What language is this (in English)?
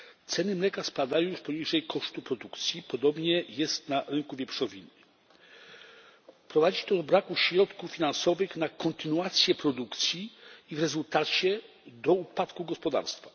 Polish